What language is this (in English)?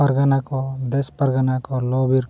Santali